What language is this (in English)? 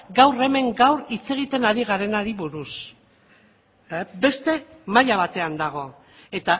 Basque